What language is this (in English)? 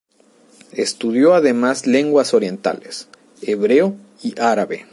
Spanish